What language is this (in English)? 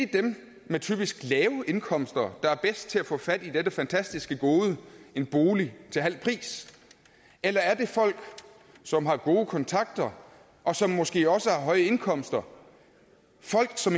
Danish